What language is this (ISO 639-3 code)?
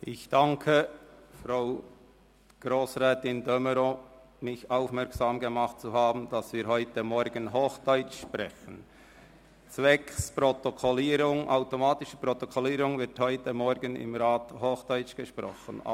gsw